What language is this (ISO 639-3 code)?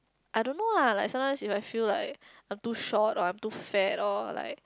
eng